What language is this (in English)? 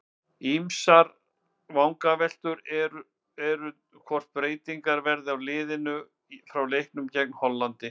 Icelandic